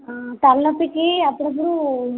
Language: Telugu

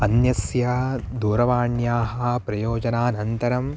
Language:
Sanskrit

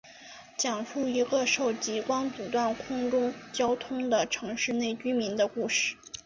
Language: Chinese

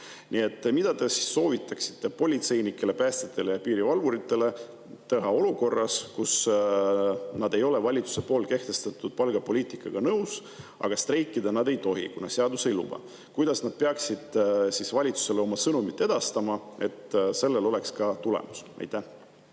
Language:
Estonian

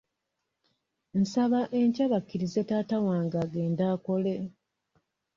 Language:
Ganda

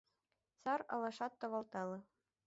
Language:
Mari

